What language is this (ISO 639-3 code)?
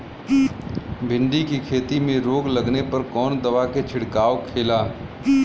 bho